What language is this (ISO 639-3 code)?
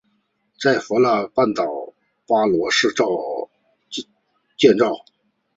zho